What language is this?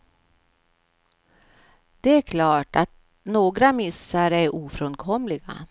Swedish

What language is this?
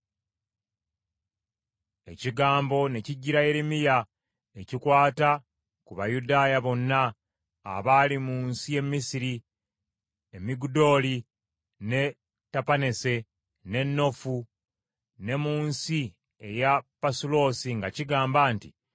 Ganda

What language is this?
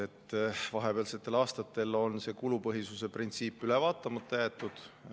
Estonian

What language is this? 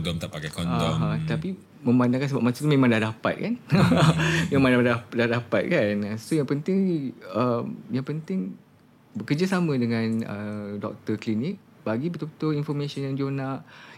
Malay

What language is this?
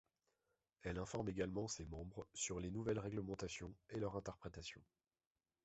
French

